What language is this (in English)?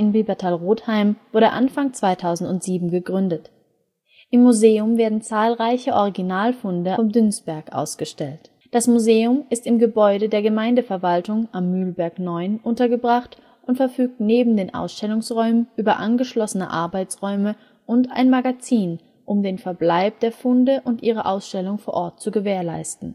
German